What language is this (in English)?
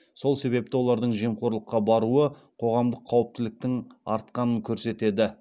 Kazakh